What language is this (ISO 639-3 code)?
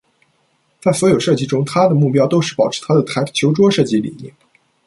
zho